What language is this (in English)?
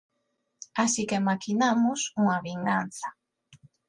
Galician